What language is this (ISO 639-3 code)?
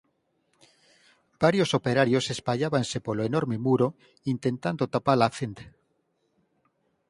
glg